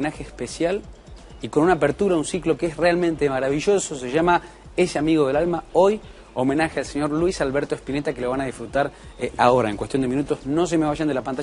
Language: Spanish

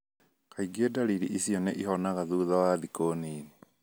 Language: Kikuyu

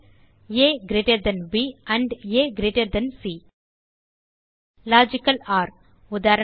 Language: Tamil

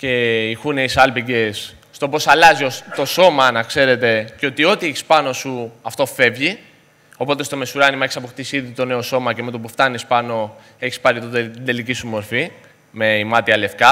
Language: Greek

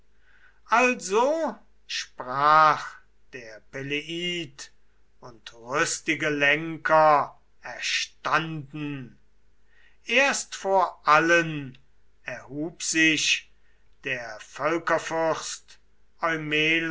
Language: German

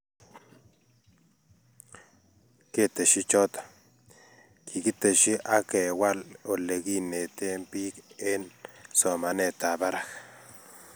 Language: Kalenjin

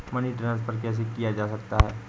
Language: Hindi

